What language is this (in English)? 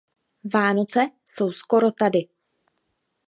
Czech